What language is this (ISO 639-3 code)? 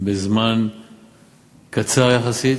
heb